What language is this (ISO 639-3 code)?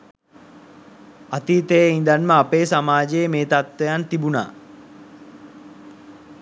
sin